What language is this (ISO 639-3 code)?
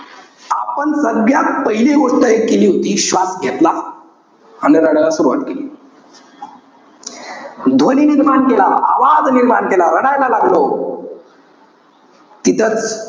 mar